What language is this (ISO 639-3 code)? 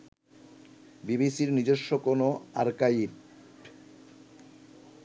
ben